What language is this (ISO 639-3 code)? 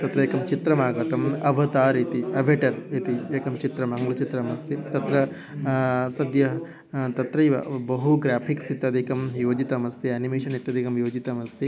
san